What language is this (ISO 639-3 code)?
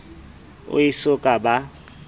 sot